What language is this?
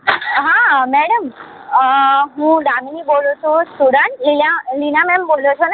Gujarati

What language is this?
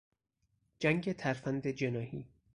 Persian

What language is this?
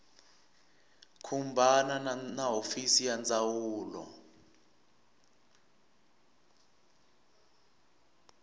Tsonga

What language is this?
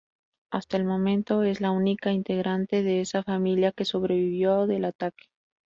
Spanish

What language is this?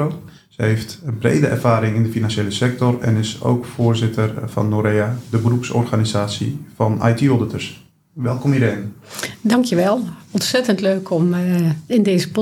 Dutch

